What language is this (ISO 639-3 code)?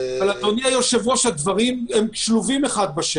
heb